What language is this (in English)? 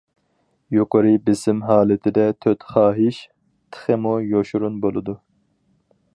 Uyghur